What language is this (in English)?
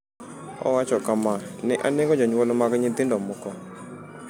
Luo (Kenya and Tanzania)